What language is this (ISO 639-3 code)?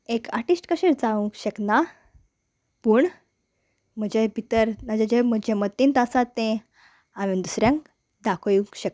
kok